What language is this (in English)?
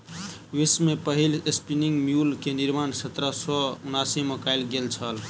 Maithili